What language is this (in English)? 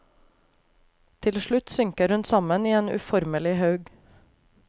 Norwegian